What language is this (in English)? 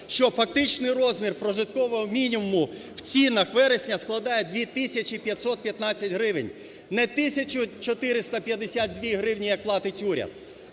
Ukrainian